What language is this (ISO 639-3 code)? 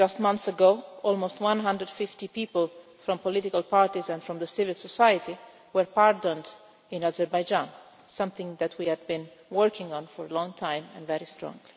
eng